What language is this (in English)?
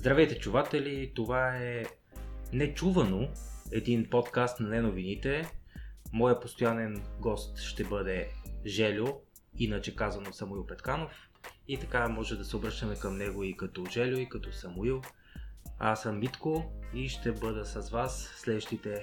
Bulgarian